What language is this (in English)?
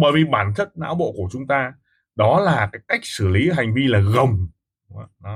Vietnamese